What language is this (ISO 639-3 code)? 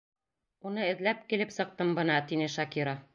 bak